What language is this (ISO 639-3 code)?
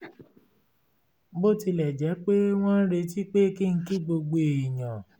yor